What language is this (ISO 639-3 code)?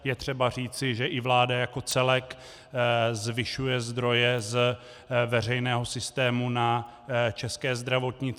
ces